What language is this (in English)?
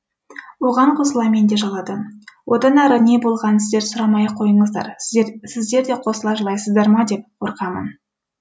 Kazakh